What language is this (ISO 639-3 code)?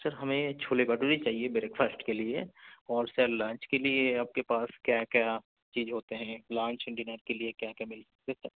urd